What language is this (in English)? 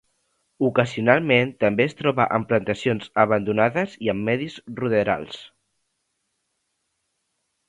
Catalan